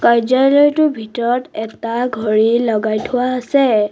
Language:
Assamese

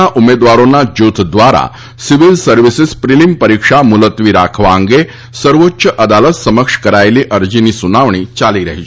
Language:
Gujarati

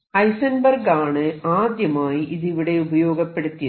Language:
Malayalam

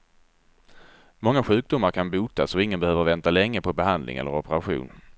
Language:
Swedish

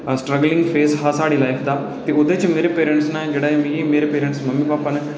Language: Dogri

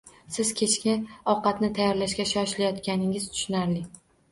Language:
Uzbek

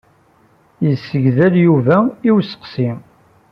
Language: Kabyle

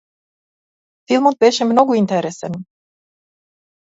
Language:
Macedonian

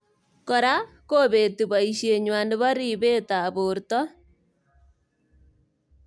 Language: Kalenjin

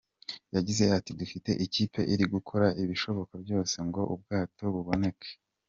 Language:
Kinyarwanda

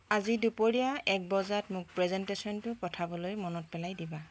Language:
Assamese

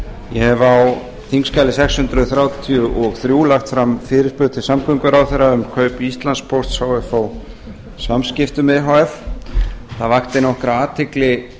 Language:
Icelandic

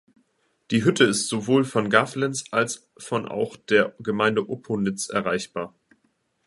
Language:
German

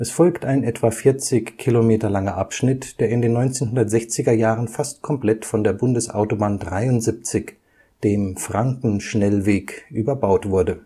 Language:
German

